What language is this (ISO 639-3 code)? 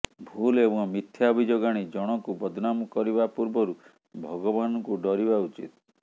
ori